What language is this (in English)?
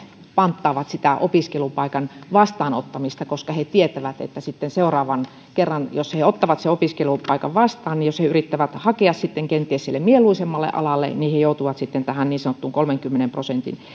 Finnish